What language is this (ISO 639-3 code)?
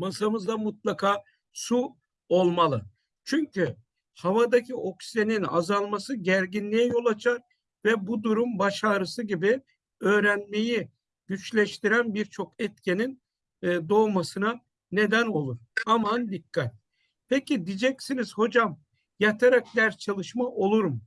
tur